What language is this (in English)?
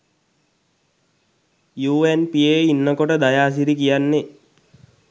Sinhala